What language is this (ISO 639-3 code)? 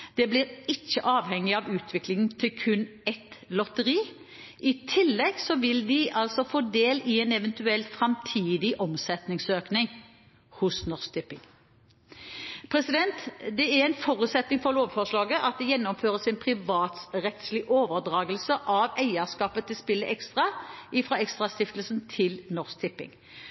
nob